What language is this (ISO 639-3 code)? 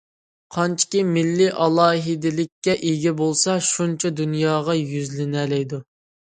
uig